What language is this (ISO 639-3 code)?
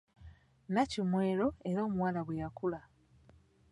lug